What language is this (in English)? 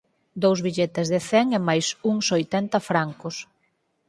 Galician